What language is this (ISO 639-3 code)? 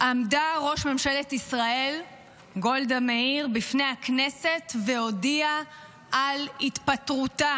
heb